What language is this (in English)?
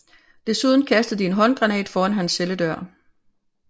Danish